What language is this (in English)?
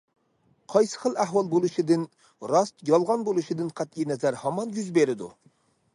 Uyghur